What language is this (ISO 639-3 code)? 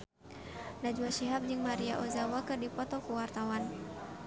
sun